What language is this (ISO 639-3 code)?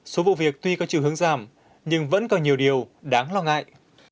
vie